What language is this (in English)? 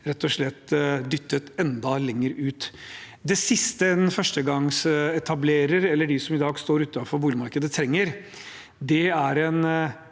Norwegian